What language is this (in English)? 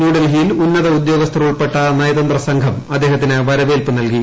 Malayalam